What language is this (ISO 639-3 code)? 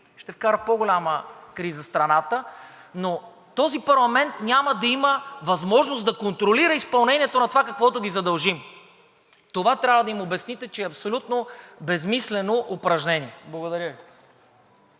bul